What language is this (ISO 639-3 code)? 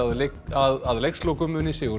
isl